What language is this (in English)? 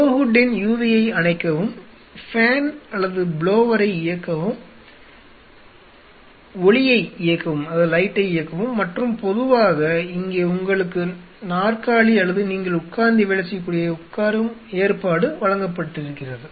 Tamil